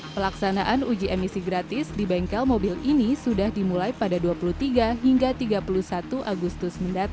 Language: Indonesian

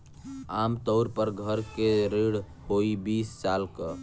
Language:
Bhojpuri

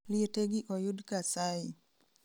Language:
Luo (Kenya and Tanzania)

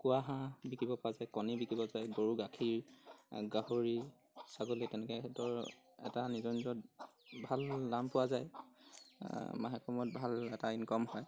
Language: Assamese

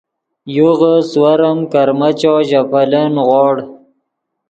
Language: Yidgha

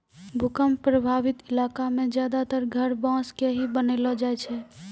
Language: Maithili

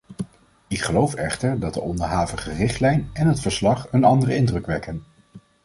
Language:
Dutch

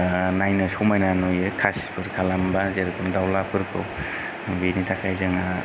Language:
Bodo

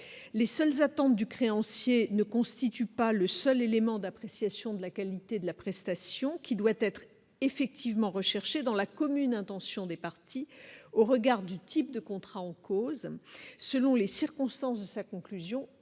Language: French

